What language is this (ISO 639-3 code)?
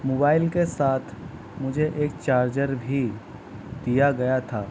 urd